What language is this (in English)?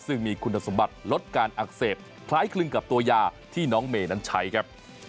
Thai